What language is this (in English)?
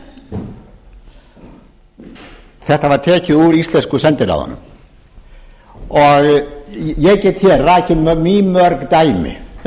Icelandic